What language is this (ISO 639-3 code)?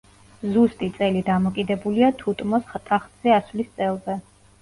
kat